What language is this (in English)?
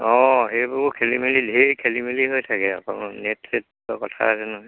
Assamese